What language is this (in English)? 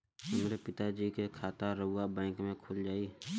Bhojpuri